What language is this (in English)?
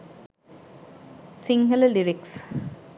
Sinhala